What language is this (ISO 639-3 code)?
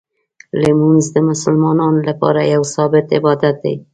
pus